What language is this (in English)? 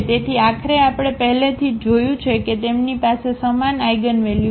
Gujarati